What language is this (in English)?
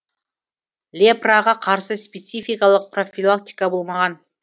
Kazakh